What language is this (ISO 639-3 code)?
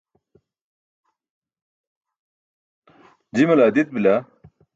bsk